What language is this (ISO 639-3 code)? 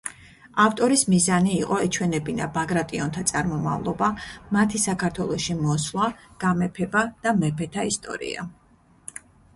kat